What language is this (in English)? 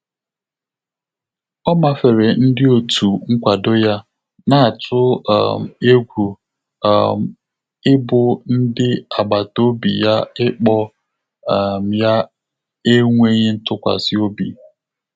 Igbo